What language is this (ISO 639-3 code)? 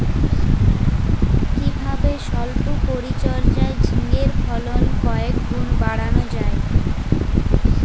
ben